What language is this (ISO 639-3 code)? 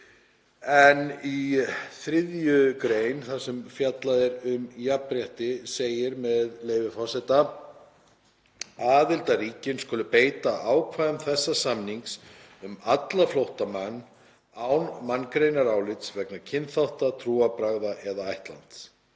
isl